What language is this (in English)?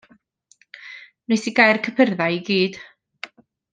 Welsh